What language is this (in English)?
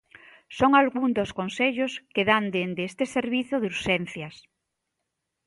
Galician